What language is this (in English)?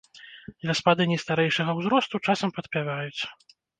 Belarusian